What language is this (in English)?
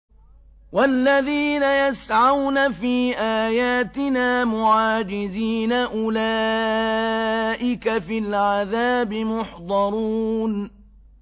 Arabic